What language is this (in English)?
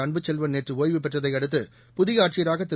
Tamil